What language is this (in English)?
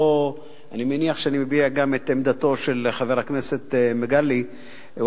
Hebrew